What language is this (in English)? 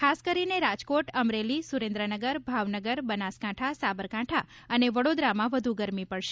Gujarati